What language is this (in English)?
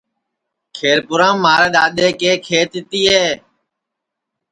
Sansi